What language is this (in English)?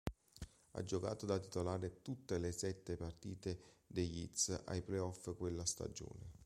Italian